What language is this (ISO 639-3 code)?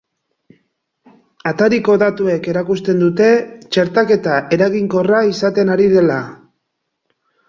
eus